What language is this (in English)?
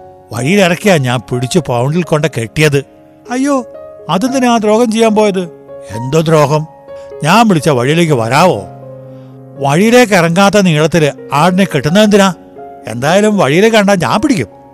Malayalam